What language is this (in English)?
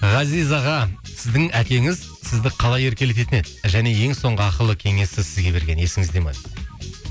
Kazakh